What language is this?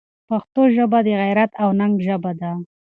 Pashto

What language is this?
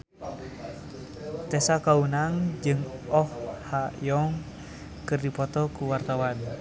Sundanese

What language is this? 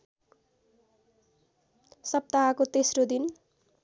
Nepali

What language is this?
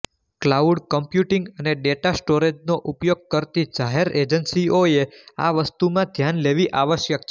Gujarati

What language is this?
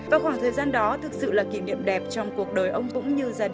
Vietnamese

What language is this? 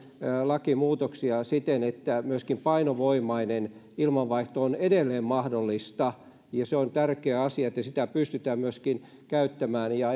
Finnish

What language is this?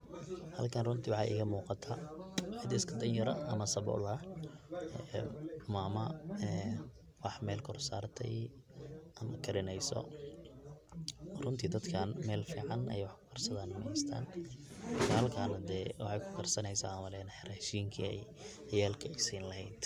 Somali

